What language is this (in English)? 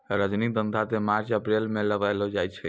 Maithili